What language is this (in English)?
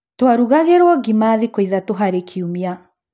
Kikuyu